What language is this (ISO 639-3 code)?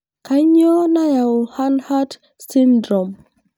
mas